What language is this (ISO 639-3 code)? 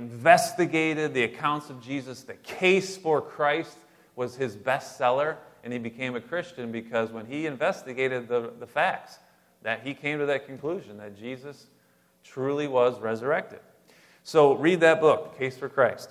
eng